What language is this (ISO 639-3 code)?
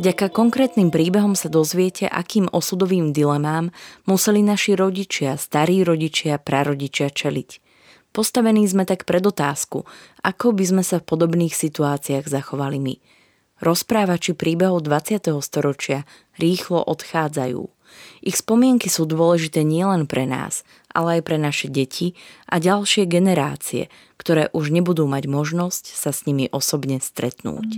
slk